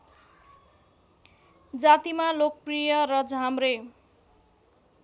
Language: Nepali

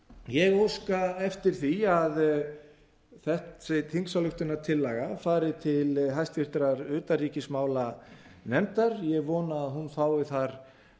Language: Icelandic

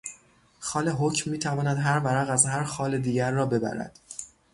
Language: Persian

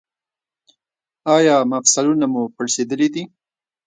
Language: Pashto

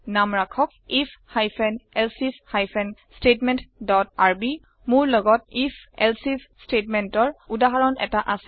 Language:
Assamese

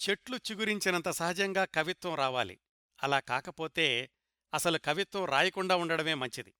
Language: Telugu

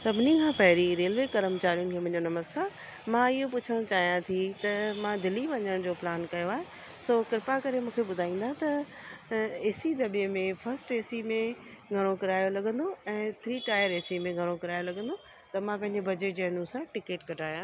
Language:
Sindhi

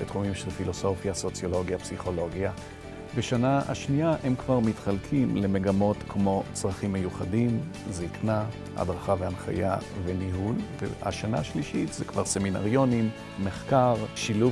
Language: Hebrew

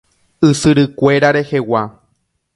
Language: Guarani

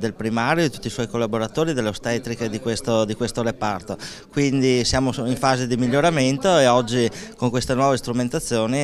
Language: Italian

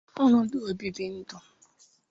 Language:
Igbo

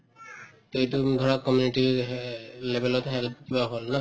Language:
Assamese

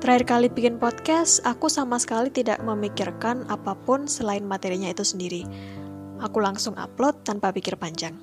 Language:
Indonesian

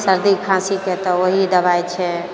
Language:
Maithili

